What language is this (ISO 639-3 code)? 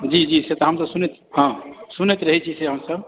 mai